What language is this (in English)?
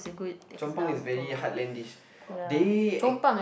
English